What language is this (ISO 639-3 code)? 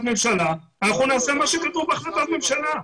heb